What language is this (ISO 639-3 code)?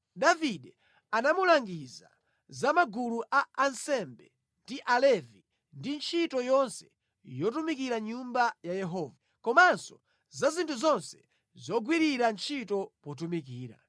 nya